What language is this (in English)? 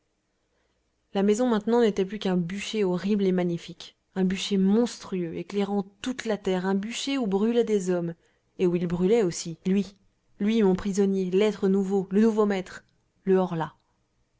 French